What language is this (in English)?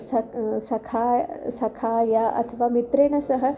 Sanskrit